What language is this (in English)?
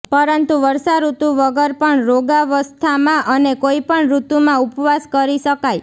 Gujarati